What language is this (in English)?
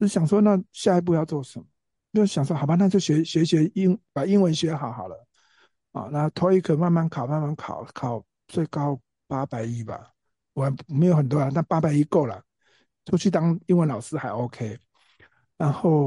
Chinese